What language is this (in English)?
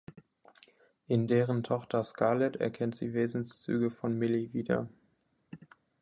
German